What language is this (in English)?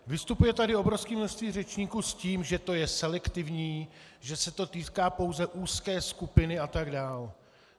Czech